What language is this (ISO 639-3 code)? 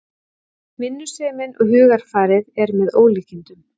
isl